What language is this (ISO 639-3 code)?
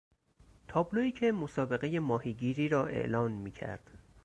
fas